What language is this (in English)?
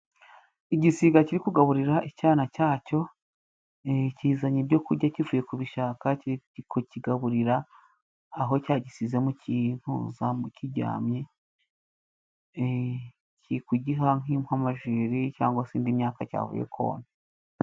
Kinyarwanda